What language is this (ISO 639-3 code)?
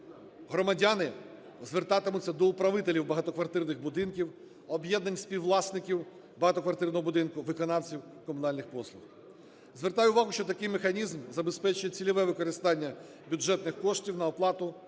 ukr